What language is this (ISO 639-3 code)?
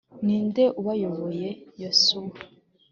kin